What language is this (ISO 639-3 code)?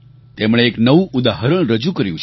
guj